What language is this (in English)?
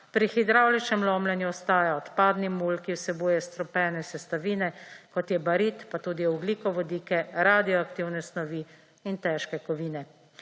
Slovenian